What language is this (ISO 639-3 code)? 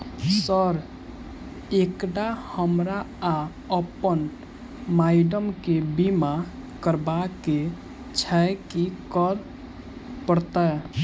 mai